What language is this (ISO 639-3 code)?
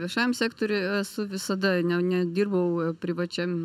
lit